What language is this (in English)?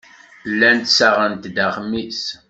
Kabyle